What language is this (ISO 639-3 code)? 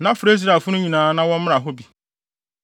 aka